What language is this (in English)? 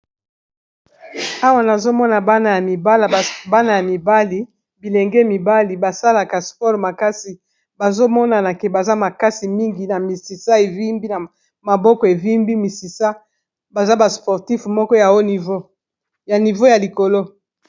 Lingala